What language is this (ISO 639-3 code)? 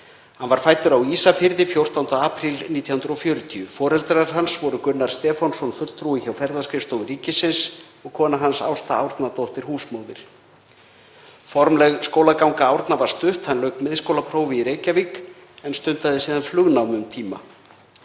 isl